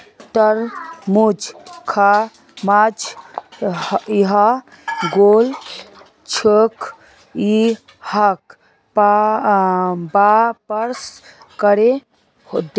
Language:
Magahi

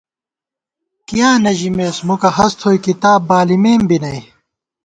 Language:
Gawar-Bati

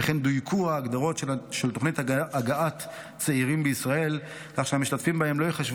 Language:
Hebrew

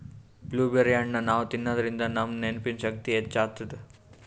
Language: Kannada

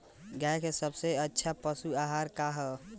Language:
Bhojpuri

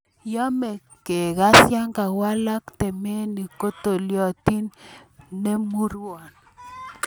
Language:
Kalenjin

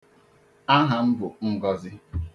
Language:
Igbo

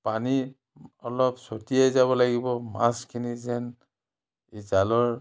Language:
Assamese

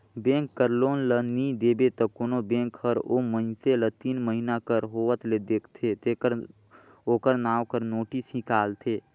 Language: Chhattisgarhi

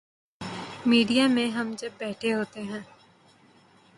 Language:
Urdu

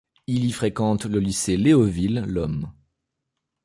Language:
French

